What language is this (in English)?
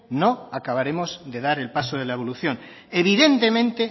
Spanish